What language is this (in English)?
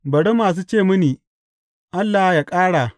Hausa